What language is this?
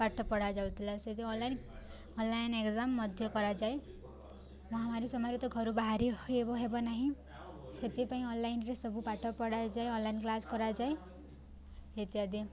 Odia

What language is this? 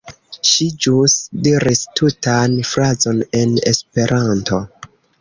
Esperanto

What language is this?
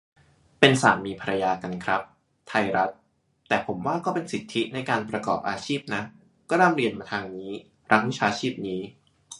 Thai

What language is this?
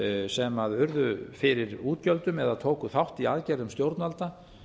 Icelandic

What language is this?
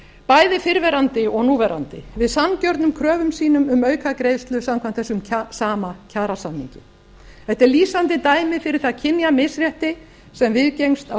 Icelandic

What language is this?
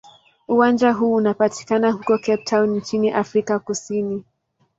Swahili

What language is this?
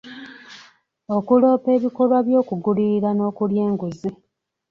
Ganda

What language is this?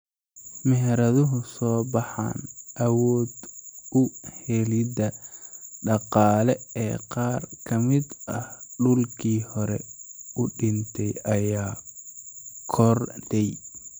Somali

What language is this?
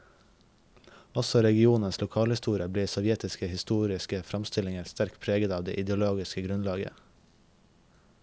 Norwegian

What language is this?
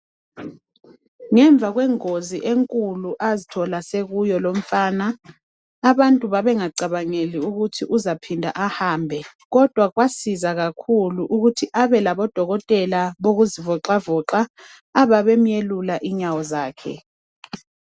North Ndebele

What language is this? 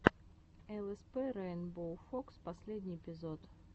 Russian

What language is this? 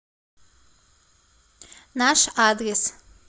Russian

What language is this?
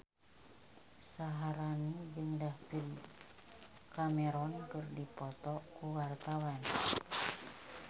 Sundanese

